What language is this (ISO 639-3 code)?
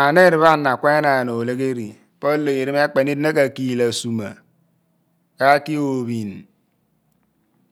abn